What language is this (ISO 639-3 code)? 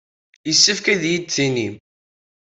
kab